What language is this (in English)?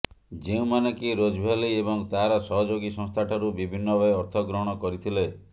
Odia